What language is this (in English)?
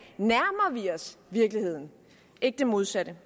Danish